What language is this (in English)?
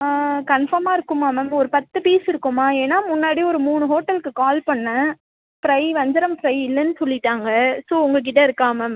Tamil